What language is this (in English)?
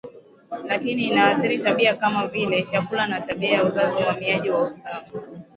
Swahili